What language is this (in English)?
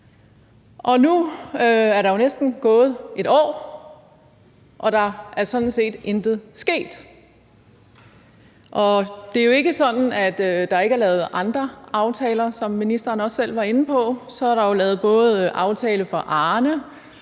Danish